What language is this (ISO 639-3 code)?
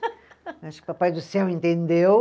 por